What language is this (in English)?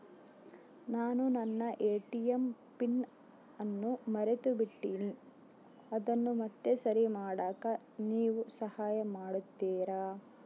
Kannada